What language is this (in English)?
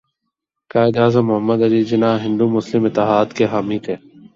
Urdu